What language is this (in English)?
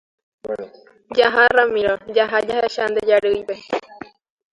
Guarani